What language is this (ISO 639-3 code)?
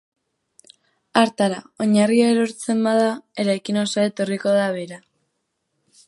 eus